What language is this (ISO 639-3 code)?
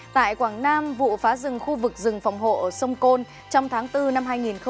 vie